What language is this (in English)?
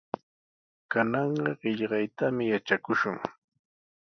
Sihuas Ancash Quechua